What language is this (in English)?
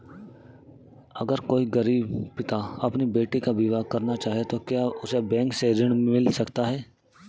Hindi